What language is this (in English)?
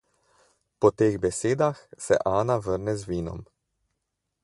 Slovenian